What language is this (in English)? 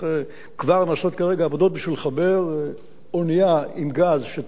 Hebrew